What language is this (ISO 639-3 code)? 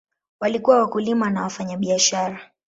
swa